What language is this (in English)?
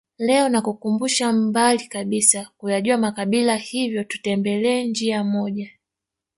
Swahili